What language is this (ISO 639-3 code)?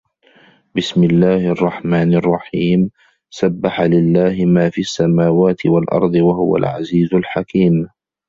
ara